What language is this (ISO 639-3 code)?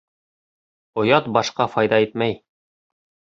bak